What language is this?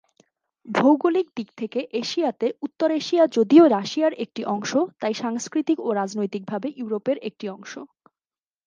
Bangla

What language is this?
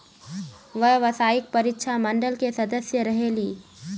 Magahi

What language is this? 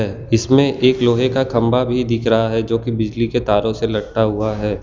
Hindi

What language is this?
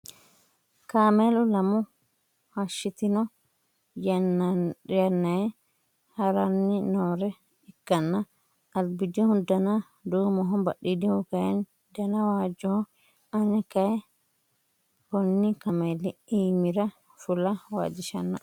Sidamo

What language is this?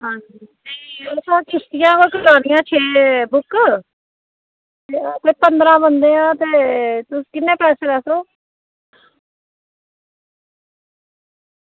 Dogri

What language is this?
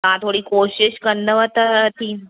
Sindhi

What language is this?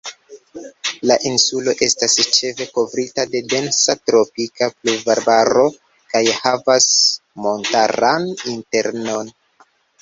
Esperanto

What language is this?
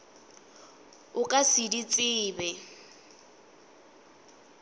Northern Sotho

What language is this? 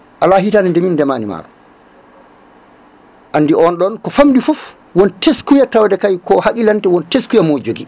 Fula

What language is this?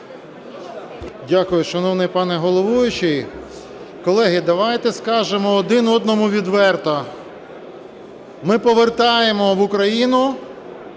Ukrainian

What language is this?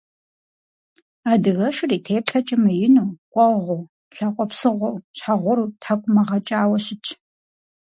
Kabardian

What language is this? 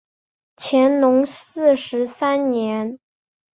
Chinese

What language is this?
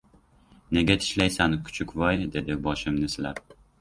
Uzbek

